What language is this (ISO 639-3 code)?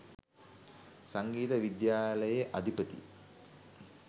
sin